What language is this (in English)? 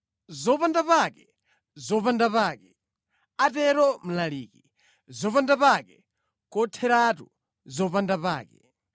Nyanja